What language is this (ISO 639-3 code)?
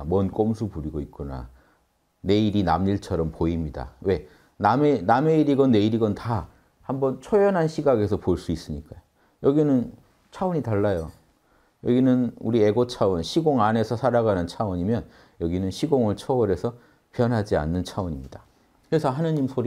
kor